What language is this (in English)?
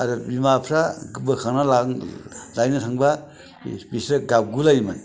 Bodo